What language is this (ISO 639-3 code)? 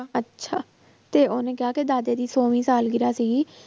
pan